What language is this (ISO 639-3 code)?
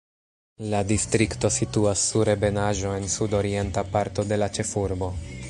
epo